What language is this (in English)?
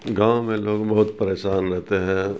Urdu